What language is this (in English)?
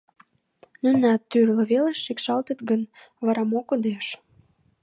Mari